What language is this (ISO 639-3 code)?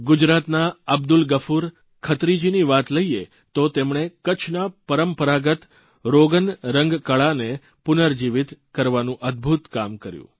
guj